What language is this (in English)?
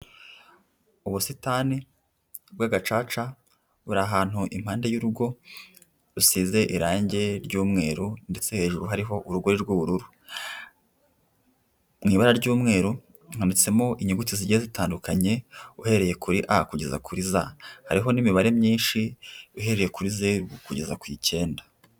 Kinyarwanda